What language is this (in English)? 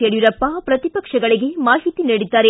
Kannada